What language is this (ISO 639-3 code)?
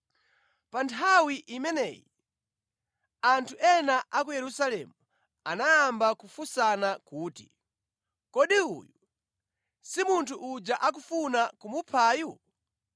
nya